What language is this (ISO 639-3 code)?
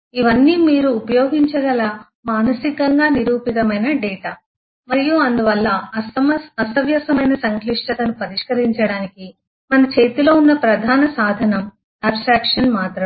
tel